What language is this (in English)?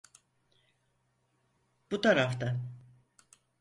Turkish